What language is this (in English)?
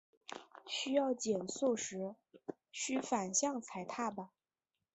Chinese